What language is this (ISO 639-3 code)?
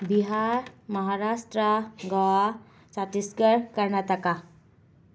mni